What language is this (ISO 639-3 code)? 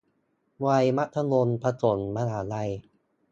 tha